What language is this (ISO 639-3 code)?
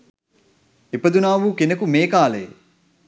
sin